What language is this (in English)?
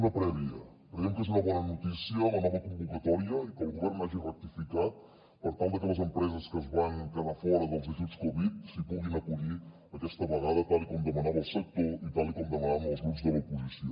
Catalan